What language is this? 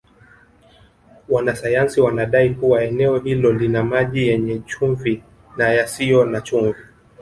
Swahili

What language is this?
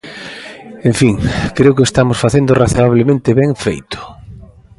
Galician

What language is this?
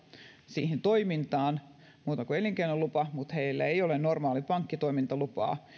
Finnish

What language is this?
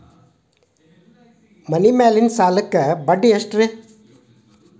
Kannada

